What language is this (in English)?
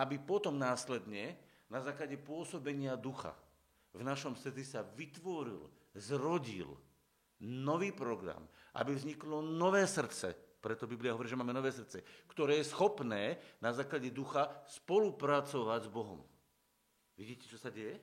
Slovak